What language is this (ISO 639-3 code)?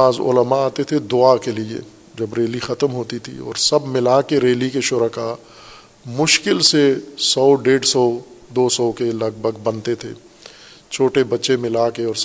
urd